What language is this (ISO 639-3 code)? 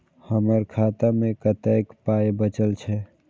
mai